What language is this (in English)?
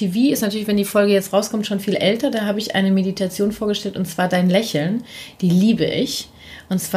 German